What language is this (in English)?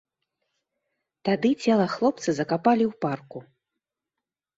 Belarusian